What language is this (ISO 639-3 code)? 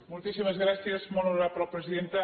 cat